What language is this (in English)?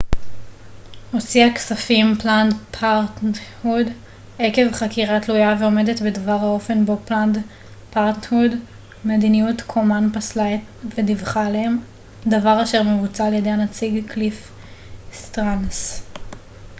Hebrew